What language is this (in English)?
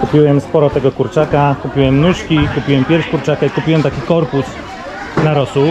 Polish